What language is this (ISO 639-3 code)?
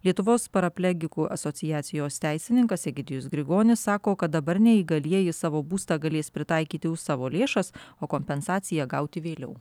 lit